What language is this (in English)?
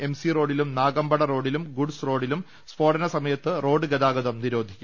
Malayalam